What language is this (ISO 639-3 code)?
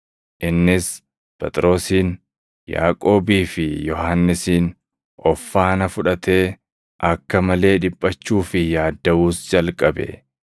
orm